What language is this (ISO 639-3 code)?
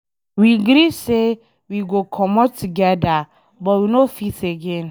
pcm